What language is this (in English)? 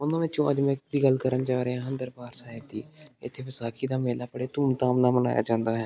Punjabi